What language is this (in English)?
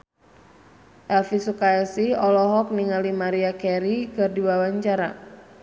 Sundanese